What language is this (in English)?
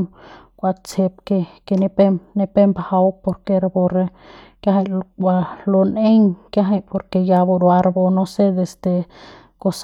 Central Pame